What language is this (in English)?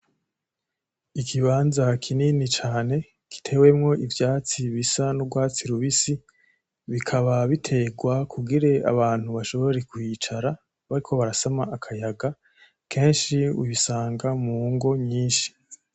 Rundi